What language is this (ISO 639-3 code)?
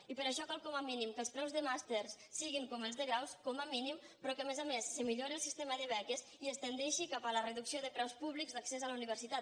cat